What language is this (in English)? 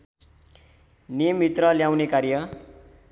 Nepali